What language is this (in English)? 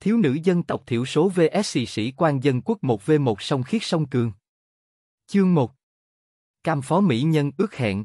Vietnamese